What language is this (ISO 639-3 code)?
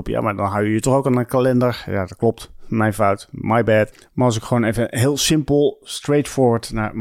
nld